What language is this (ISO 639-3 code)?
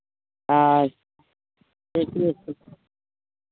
mai